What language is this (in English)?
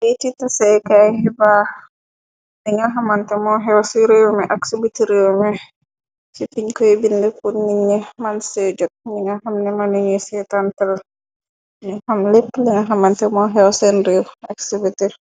Wolof